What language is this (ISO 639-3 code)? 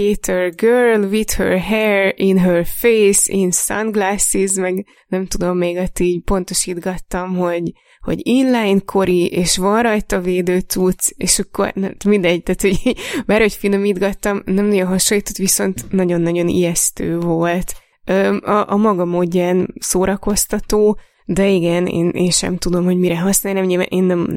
hun